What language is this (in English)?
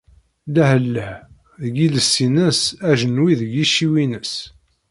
Kabyle